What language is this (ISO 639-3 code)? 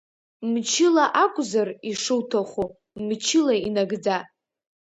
abk